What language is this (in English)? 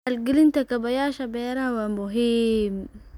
Somali